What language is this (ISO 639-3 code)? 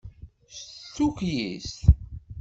kab